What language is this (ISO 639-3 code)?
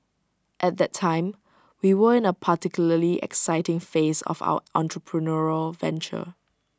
eng